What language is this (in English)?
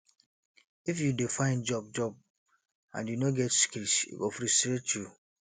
Nigerian Pidgin